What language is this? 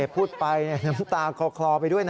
Thai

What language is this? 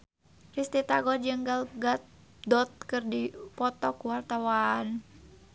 Sundanese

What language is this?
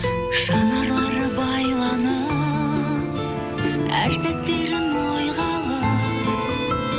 Kazakh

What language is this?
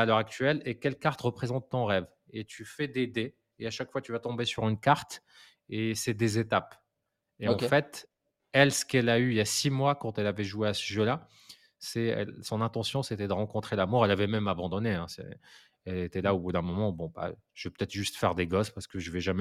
French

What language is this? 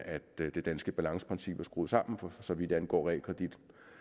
Danish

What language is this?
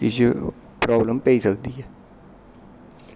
Dogri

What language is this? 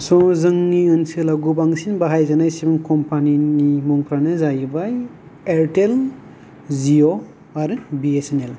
Bodo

